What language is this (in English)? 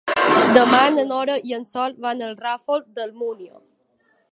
Catalan